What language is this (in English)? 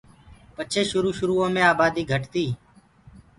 Gurgula